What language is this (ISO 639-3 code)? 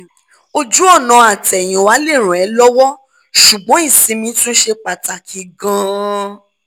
yor